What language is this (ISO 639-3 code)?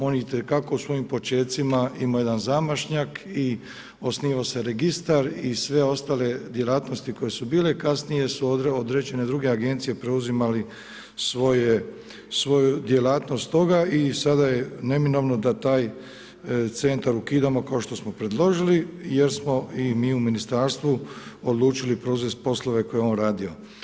hrv